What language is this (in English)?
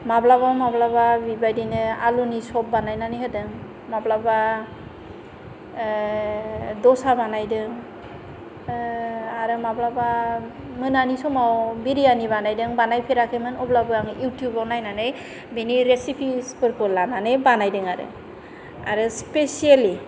Bodo